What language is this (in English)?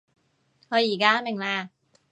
Cantonese